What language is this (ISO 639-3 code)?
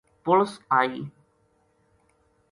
gju